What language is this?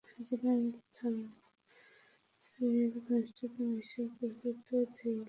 Bangla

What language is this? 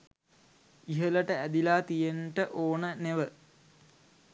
Sinhala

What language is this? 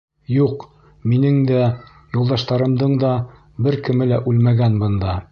Bashkir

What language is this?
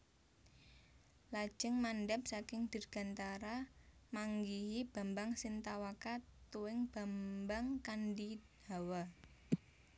Javanese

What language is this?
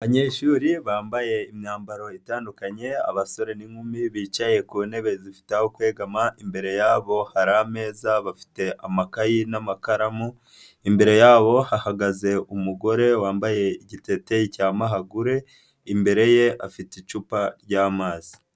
Kinyarwanda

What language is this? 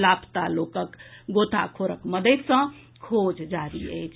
Maithili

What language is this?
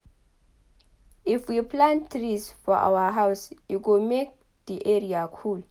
Nigerian Pidgin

